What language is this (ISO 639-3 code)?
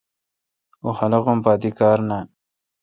xka